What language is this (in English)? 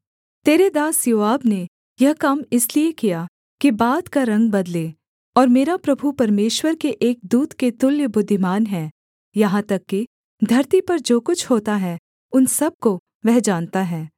Hindi